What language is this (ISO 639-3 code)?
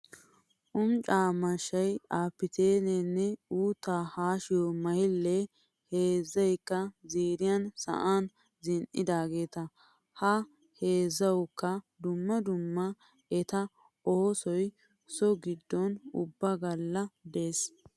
wal